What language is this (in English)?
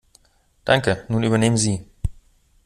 German